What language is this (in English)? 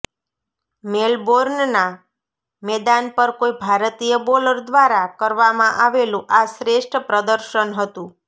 Gujarati